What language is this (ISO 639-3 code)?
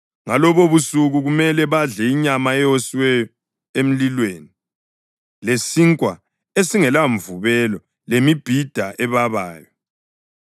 nde